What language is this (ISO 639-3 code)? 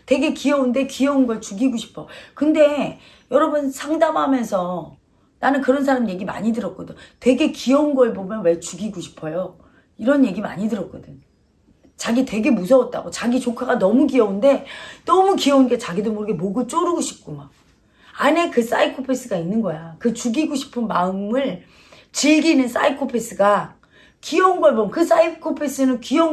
kor